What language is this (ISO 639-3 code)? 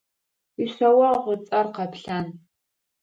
ady